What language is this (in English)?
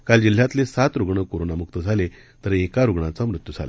Marathi